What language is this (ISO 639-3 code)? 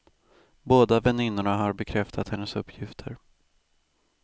swe